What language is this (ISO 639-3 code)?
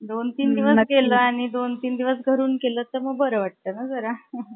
mar